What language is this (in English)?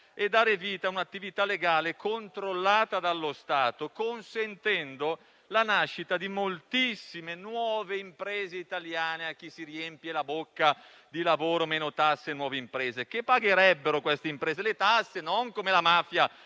Italian